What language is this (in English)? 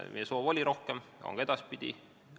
Estonian